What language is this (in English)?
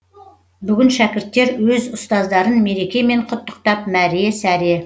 Kazakh